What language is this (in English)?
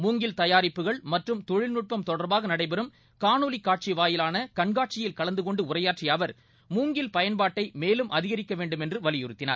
Tamil